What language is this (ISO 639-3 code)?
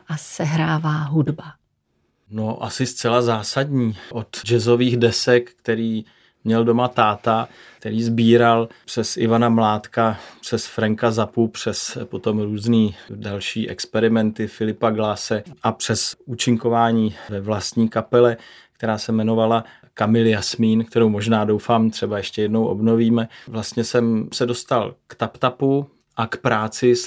ces